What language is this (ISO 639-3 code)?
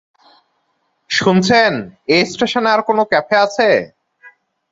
ben